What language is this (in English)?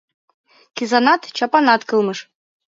Mari